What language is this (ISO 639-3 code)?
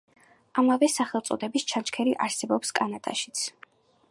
kat